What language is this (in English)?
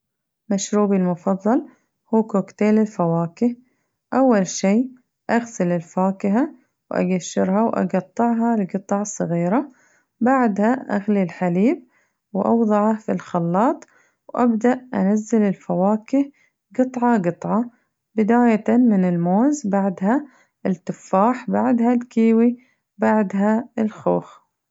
Najdi Arabic